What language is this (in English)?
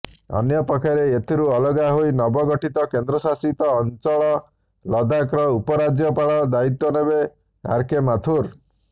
Odia